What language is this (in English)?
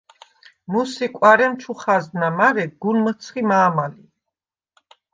Svan